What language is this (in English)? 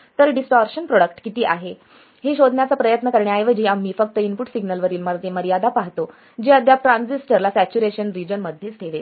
Marathi